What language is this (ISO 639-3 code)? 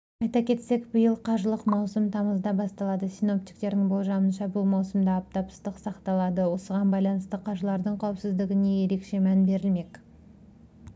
kaz